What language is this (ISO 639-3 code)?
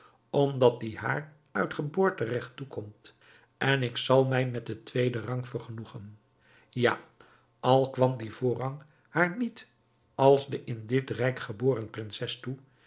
nld